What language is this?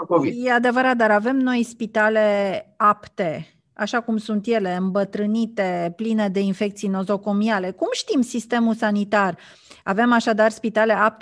Romanian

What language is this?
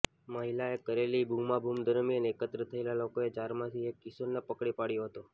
Gujarati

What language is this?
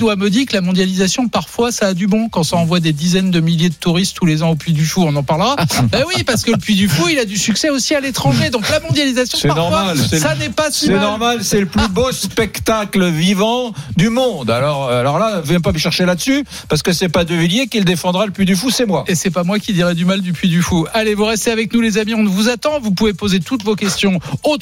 French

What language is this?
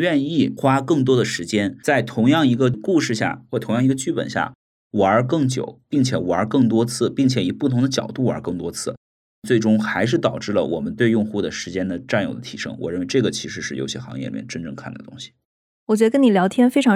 Chinese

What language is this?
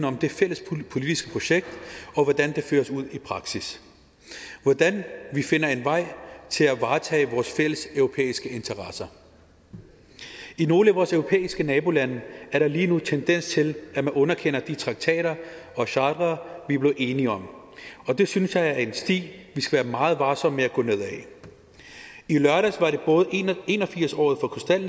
Danish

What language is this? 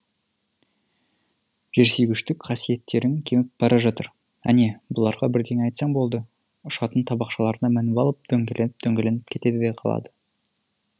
Kazakh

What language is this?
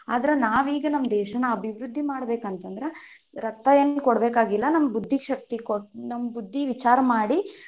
Kannada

